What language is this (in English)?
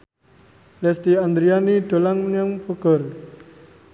Javanese